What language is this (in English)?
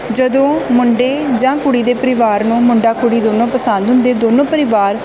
Punjabi